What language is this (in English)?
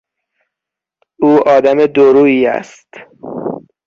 Persian